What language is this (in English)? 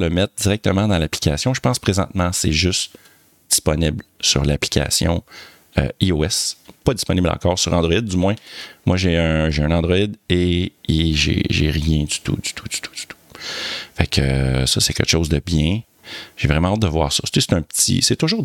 French